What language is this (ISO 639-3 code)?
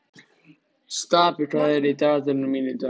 isl